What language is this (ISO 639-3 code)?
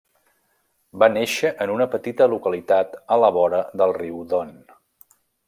cat